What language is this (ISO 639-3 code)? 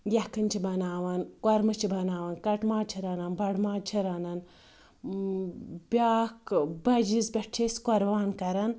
kas